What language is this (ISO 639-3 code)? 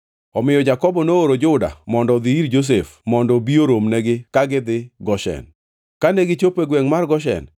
luo